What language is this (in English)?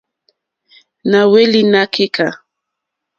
Mokpwe